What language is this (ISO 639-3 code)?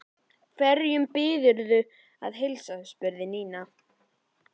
isl